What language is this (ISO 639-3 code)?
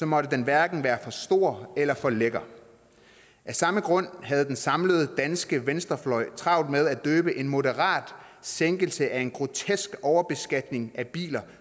dan